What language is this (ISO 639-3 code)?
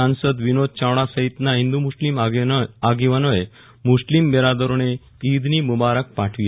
guj